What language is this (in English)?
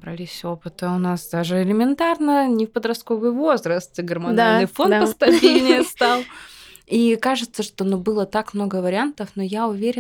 Russian